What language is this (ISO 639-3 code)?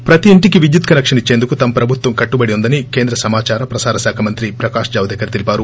tel